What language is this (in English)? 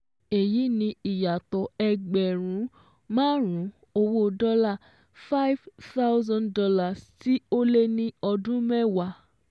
Yoruba